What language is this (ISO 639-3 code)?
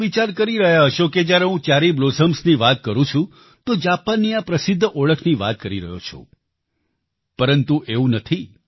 guj